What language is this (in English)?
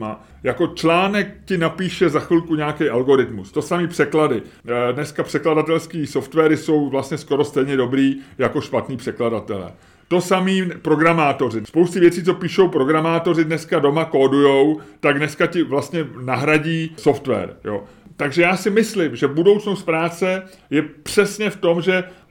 Czech